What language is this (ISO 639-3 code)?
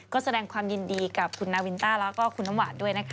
tha